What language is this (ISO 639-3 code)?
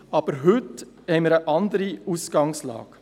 gsw